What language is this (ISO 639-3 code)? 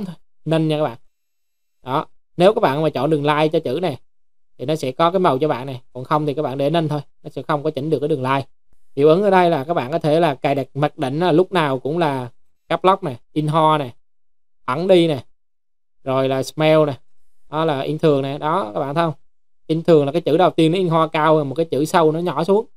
vie